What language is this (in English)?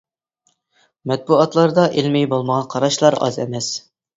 Uyghur